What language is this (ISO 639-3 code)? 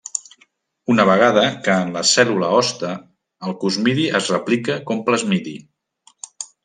cat